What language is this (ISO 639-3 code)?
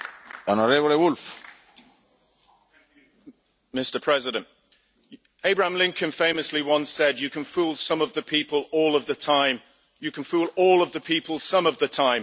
eng